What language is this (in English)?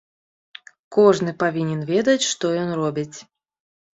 Belarusian